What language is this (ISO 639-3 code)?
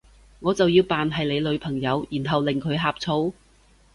yue